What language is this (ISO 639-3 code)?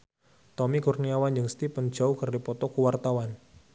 sun